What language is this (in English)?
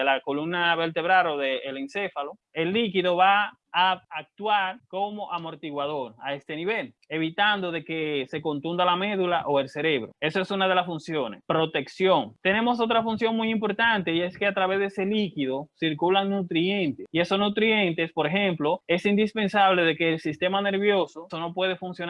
Spanish